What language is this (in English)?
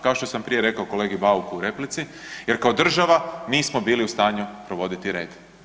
Croatian